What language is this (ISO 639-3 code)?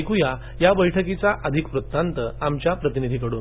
mar